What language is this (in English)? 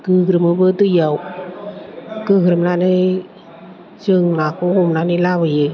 Bodo